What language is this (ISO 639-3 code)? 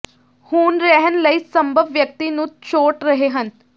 pan